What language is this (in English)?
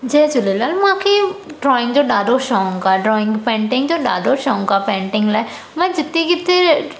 Sindhi